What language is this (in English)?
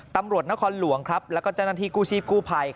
Thai